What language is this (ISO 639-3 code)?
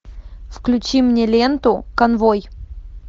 rus